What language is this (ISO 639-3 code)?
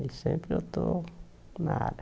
por